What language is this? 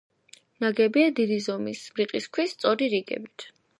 Georgian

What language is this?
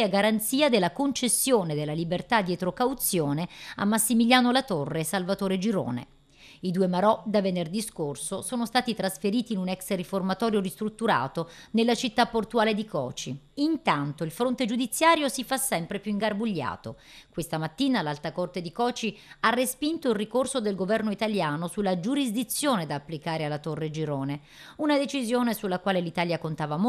Italian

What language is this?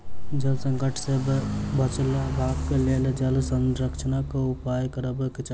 Maithili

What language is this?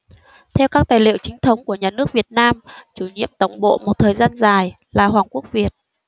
Vietnamese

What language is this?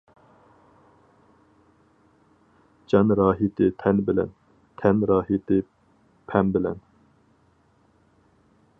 Uyghur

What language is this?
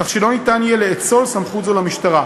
Hebrew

